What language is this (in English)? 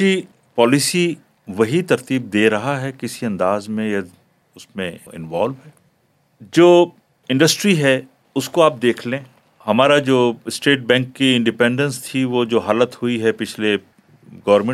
Urdu